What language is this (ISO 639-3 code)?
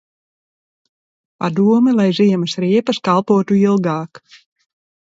lav